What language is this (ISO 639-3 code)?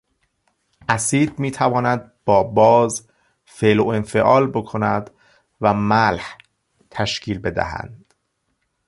fas